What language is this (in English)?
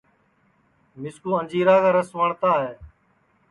Sansi